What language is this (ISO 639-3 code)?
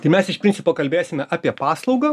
lit